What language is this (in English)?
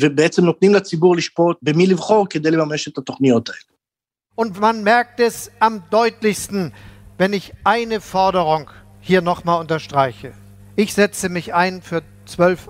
Hebrew